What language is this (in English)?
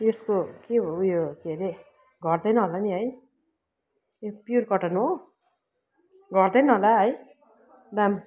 Nepali